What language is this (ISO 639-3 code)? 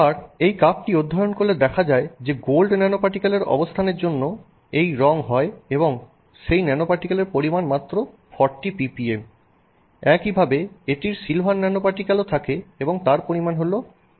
ben